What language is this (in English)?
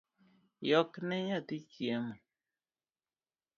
Luo (Kenya and Tanzania)